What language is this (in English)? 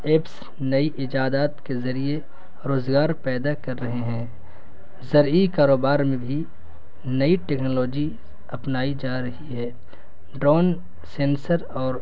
Urdu